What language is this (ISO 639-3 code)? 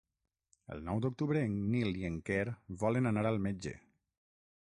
cat